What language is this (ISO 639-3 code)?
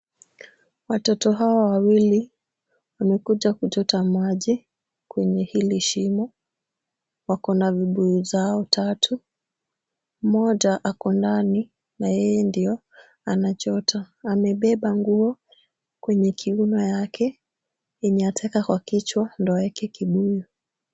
swa